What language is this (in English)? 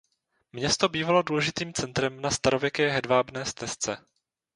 Czech